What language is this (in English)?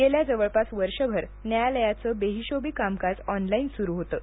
Marathi